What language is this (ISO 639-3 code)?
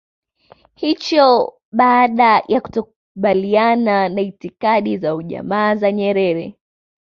swa